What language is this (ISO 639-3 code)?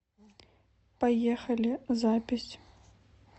rus